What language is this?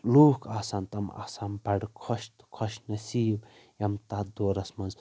Kashmiri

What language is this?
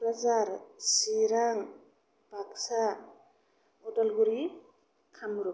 Bodo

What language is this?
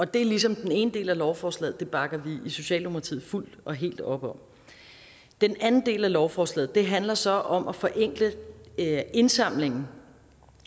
Danish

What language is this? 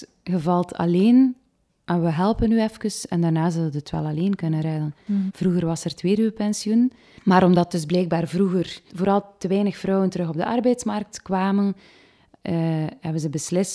Dutch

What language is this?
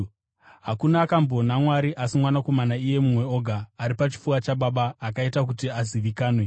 Shona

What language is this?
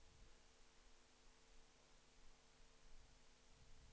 Swedish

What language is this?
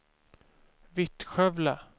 Swedish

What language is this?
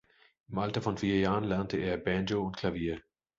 German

